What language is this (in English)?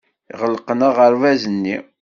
Kabyle